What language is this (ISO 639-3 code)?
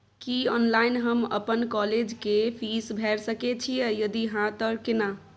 mai